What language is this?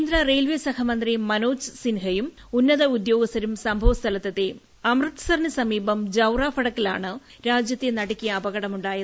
Malayalam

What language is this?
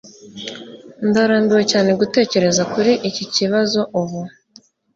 Kinyarwanda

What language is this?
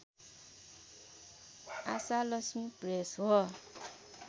Nepali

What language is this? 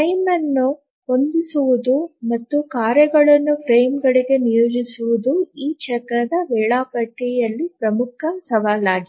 Kannada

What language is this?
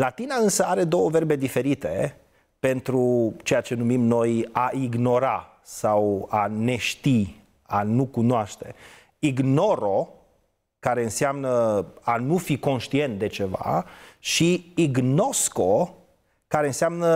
Romanian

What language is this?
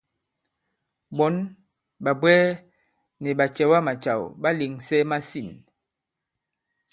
Bankon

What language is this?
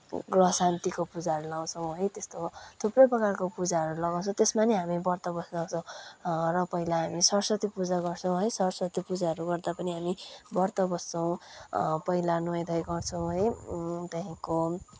Nepali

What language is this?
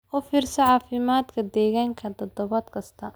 Somali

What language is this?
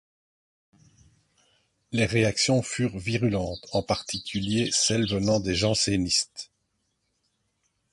French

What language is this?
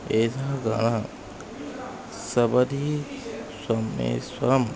Sanskrit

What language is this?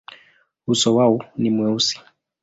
Swahili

